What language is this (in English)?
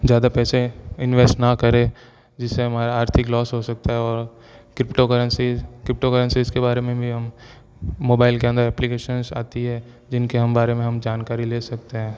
Hindi